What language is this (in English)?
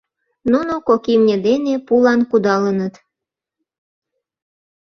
Mari